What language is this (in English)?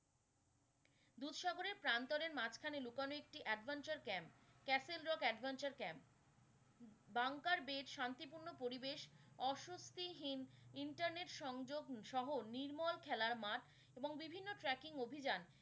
Bangla